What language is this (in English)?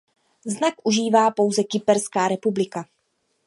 Czech